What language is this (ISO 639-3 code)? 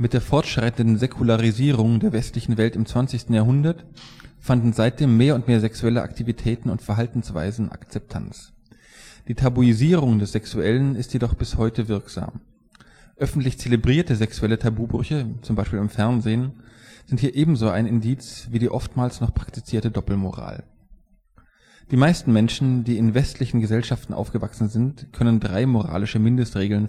deu